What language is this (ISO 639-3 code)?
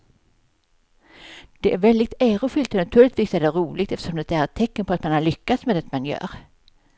swe